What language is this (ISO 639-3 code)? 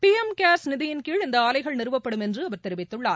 tam